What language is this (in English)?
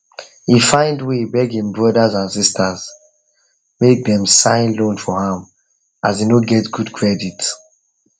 Nigerian Pidgin